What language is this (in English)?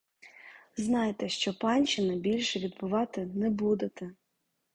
Ukrainian